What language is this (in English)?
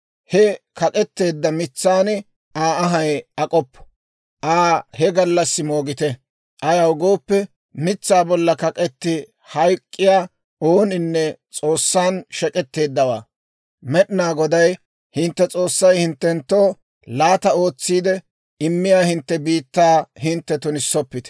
Dawro